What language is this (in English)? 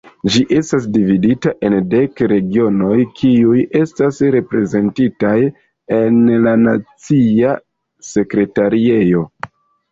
Esperanto